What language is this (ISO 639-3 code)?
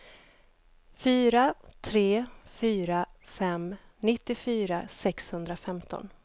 swe